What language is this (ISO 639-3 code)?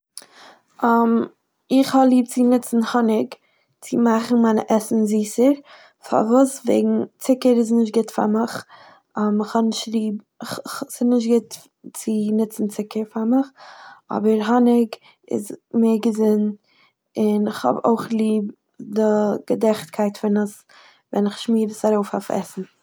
yid